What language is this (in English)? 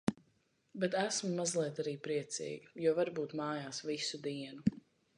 Latvian